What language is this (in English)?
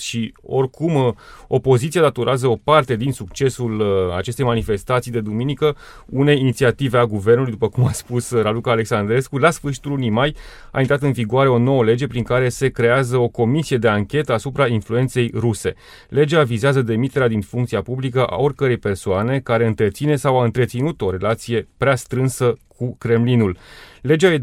Romanian